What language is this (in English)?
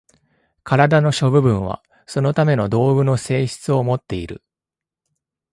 Japanese